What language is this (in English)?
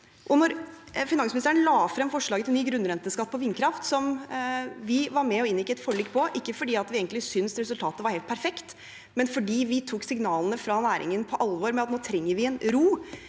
Norwegian